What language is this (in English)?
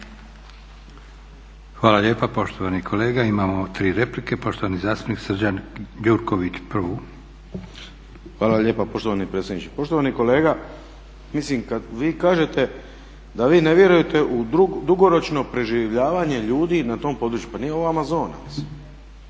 Croatian